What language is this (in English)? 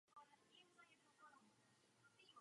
Czech